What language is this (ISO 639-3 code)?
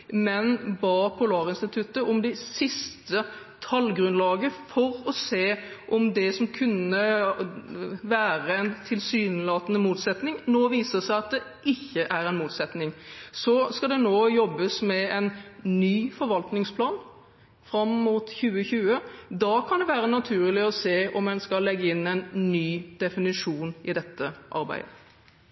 nob